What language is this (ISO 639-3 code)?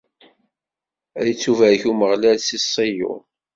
kab